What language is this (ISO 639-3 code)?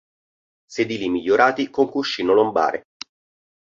ita